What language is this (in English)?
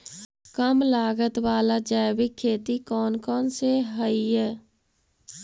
Magahi